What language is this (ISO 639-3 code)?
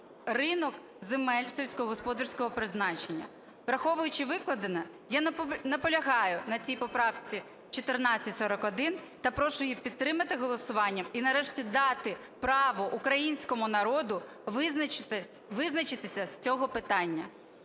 ukr